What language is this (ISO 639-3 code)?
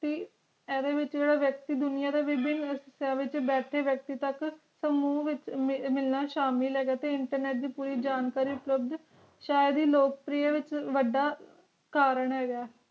pan